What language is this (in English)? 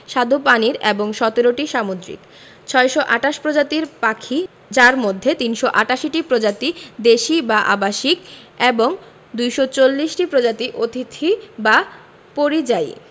Bangla